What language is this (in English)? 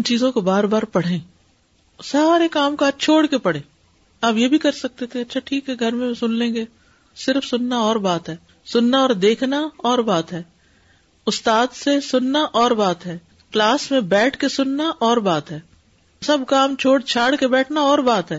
Urdu